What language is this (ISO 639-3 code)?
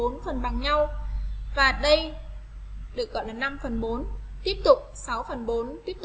vie